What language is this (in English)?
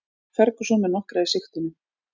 Icelandic